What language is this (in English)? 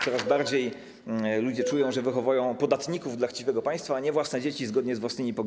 Polish